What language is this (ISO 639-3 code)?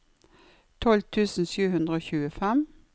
nor